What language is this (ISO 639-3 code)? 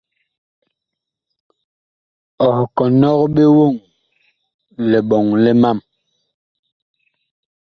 bkh